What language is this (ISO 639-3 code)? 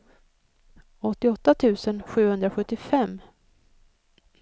swe